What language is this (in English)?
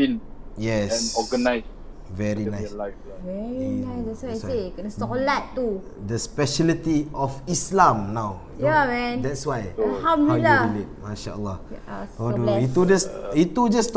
Malay